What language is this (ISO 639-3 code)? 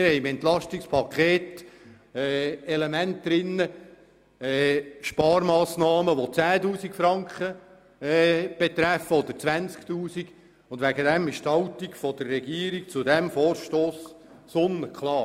gsw